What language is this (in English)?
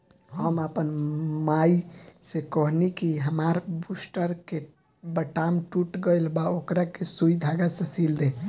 Bhojpuri